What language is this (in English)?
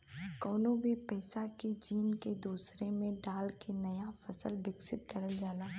Bhojpuri